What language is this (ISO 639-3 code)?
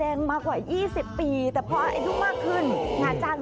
tha